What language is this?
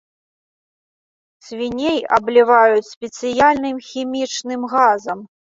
Belarusian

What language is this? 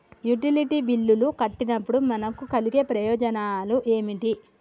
Telugu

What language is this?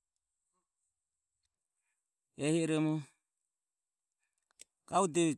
Ömie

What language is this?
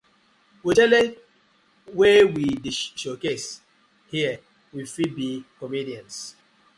Nigerian Pidgin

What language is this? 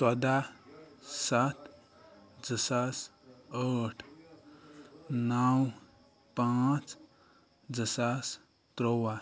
Kashmiri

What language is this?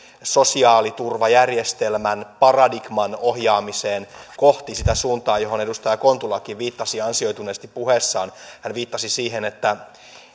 Finnish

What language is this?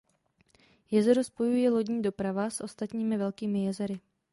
Czech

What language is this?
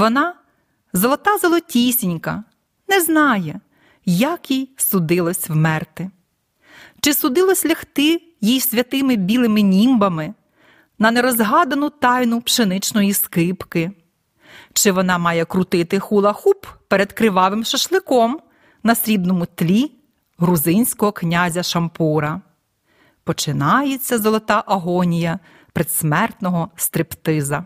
Ukrainian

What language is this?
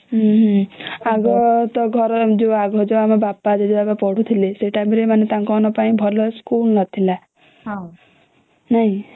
Odia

